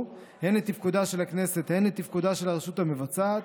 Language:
Hebrew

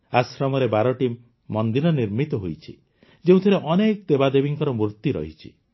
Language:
Odia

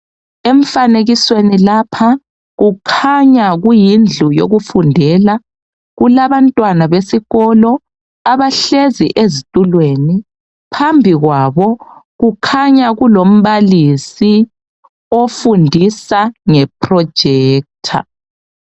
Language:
North Ndebele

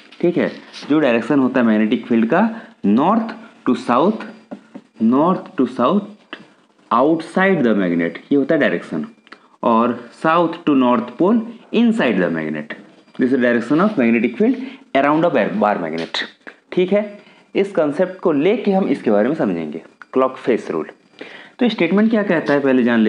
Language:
Hindi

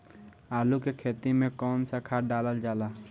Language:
Bhojpuri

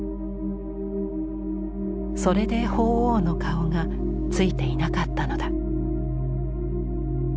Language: Japanese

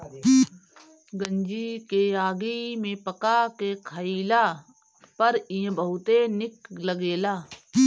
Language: Bhojpuri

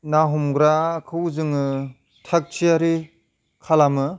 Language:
Bodo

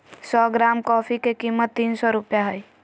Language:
Magahi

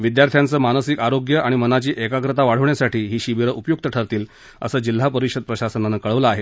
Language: Marathi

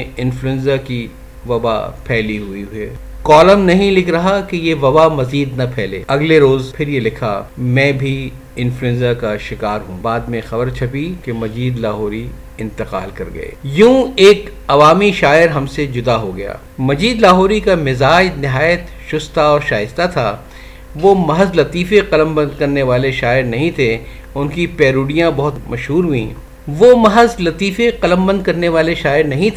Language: Urdu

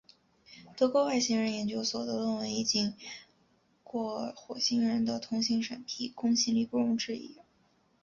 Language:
Chinese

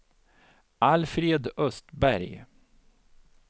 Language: Swedish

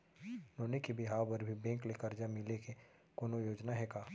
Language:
Chhattisgarhi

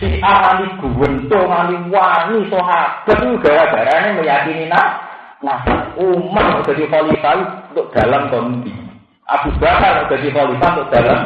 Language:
Indonesian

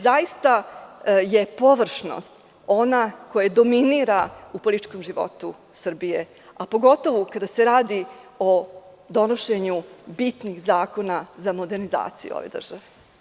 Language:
Serbian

